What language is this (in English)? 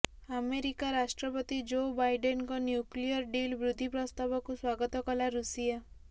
Odia